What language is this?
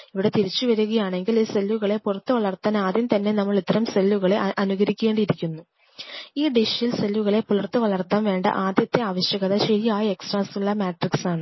Malayalam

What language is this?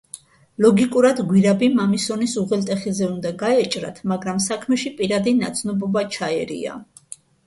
Georgian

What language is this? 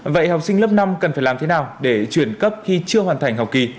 Vietnamese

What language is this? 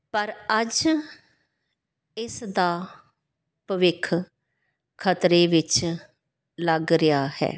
Punjabi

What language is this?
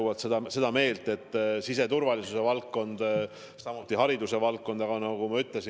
Estonian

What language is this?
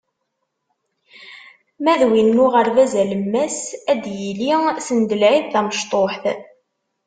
Kabyle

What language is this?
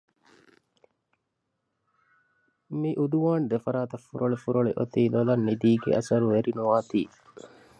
Divehi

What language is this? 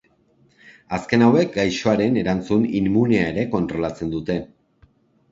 Basque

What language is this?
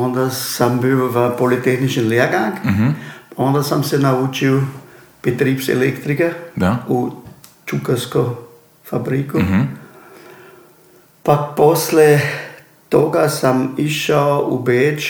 Croatian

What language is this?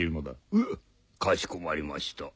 Japanese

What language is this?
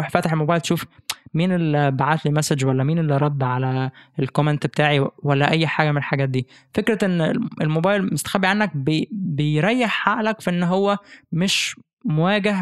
Arabic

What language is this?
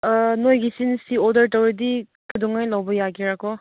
Manipuri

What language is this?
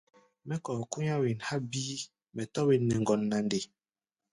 Gbaya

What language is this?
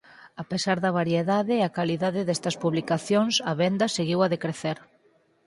Galician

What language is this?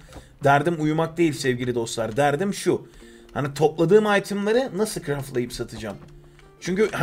Turkish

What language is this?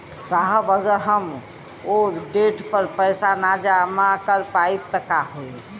Bhojpuri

